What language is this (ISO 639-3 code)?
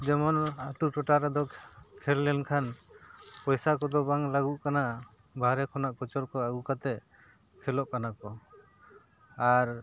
sat